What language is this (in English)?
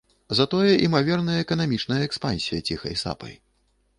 Belarusian